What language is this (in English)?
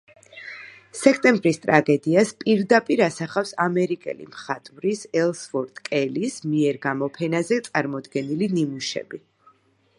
Georgian